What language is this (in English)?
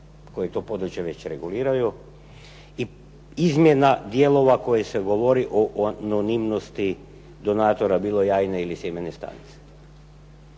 Croatian